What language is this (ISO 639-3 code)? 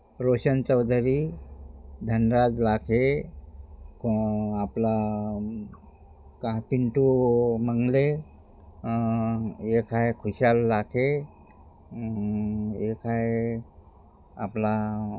mar